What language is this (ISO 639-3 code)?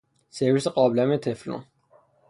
fas